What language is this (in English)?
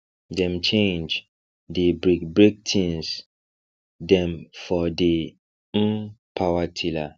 Nigerian Pidgin